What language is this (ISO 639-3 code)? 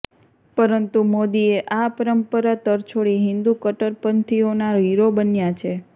guj